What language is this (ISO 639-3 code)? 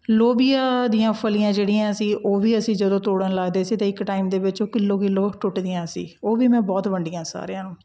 pan